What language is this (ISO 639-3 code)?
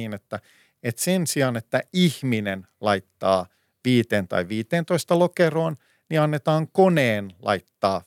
fin